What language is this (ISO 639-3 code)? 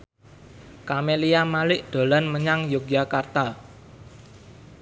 jav